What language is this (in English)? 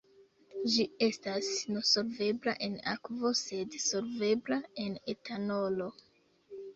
Esperanto